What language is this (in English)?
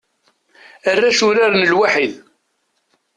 Kabyle